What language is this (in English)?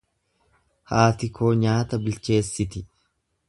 Oromo